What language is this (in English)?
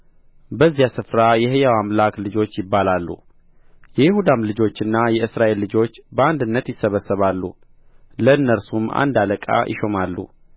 Amharic